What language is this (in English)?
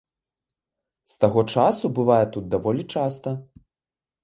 Belarusian